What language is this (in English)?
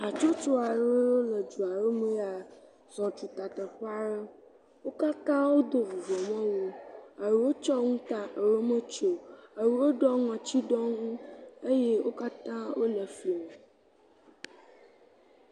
Ewe